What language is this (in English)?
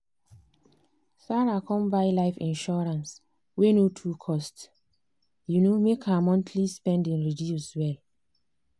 Nigerian Pidgin